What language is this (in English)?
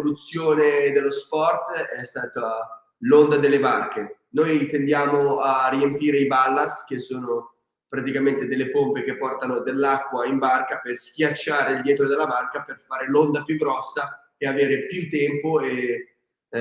Italian